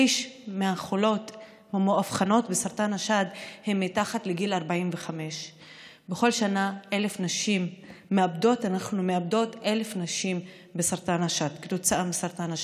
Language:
Hebrew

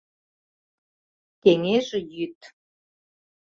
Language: Mari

